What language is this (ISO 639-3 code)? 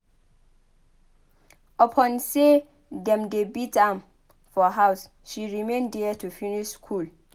pcm